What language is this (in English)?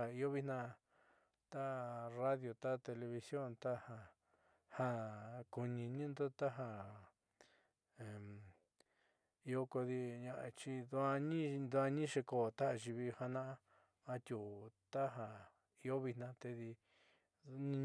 Southeastern Nochixtlán Mixtec